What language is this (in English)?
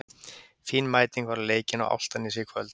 Icelandic